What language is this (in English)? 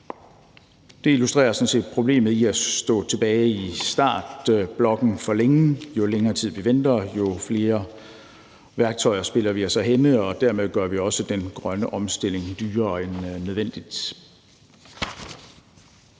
Danish